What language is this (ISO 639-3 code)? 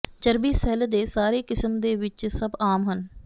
pan